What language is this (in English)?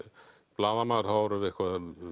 Icelandic